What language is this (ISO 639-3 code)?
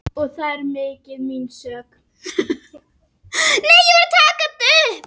isl